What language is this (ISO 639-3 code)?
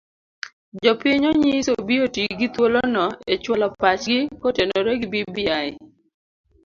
luo